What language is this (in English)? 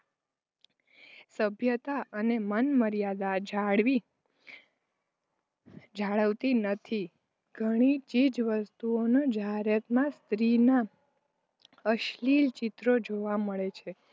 Gujarati